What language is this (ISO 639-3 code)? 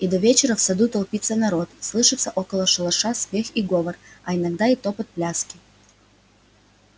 rus